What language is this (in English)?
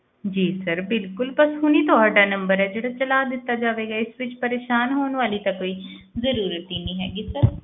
Punjabi